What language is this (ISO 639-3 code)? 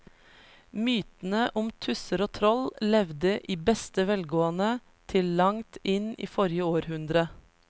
nor